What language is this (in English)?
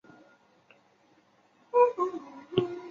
Chinese